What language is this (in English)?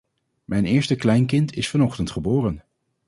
Dutch